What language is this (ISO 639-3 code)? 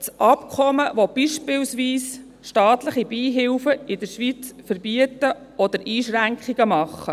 gsw